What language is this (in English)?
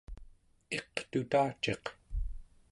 Central Yupik